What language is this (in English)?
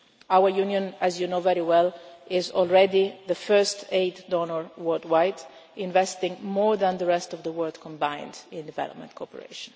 English